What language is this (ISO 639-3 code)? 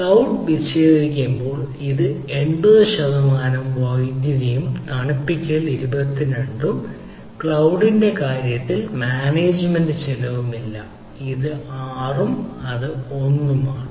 mal